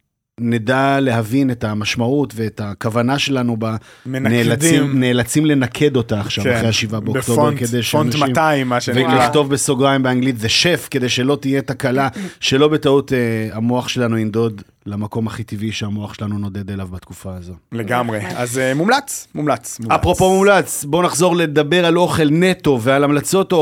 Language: Hebrew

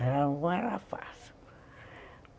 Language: Portuguese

